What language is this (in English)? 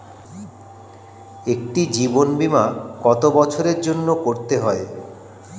Bangla